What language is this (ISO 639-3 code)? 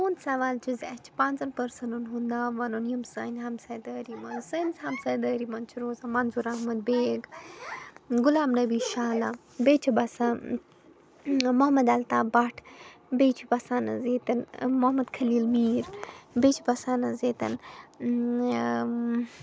kas